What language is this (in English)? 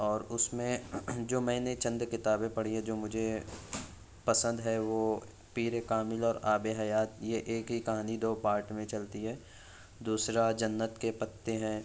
Urdu